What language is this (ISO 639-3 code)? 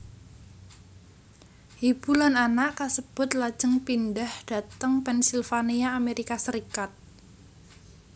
jav